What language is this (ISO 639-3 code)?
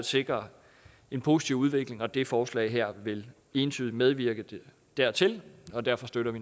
dan